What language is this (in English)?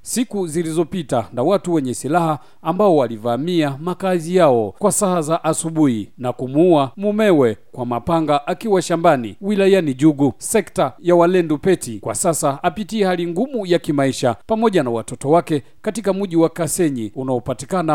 Swahili